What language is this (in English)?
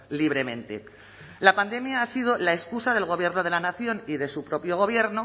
Spanish